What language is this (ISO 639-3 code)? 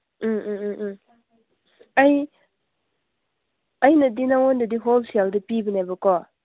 mni